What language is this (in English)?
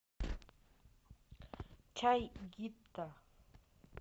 Russian